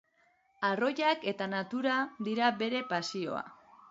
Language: Basque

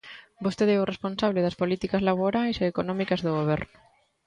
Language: Galician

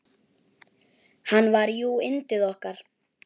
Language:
Icelandic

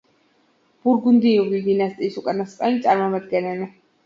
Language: Georgian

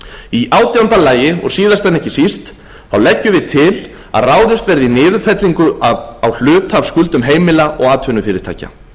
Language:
Icelandic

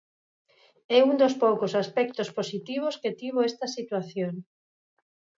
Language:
Galician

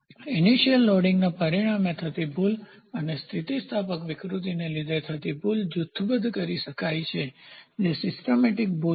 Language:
Gujarati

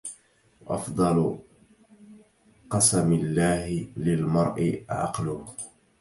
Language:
Arabic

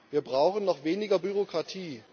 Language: German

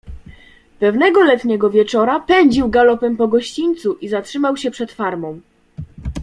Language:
Polish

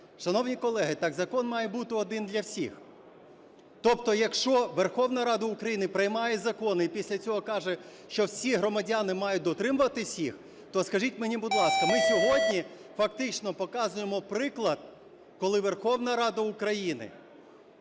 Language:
Ukrainian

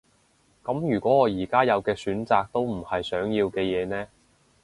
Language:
Cantonese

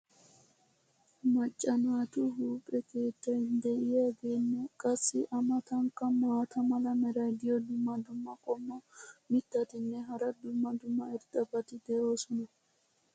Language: Wolaytta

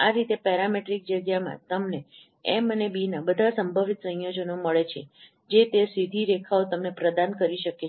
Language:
Gujarati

